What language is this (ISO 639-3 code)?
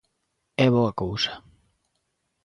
glg